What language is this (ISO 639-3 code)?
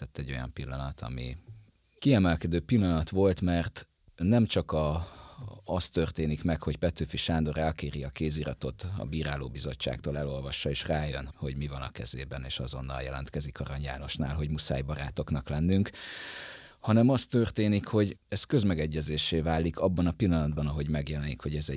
hun